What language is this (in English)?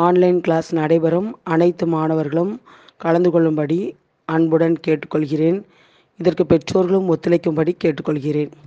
Tamil